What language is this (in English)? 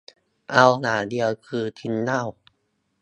Thai